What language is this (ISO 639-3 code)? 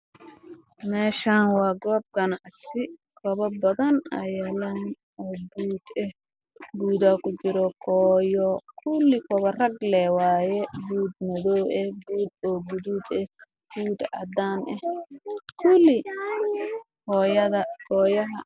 som